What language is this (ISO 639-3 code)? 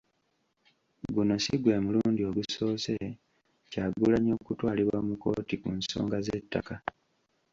lug